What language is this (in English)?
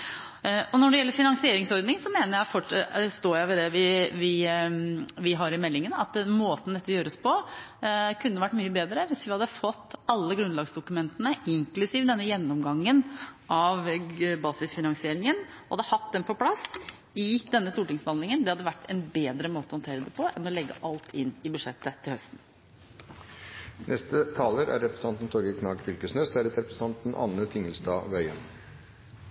Norwegian